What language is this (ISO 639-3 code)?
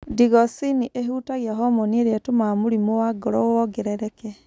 kik